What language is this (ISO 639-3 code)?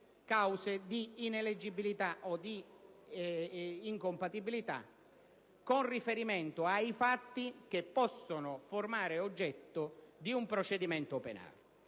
ita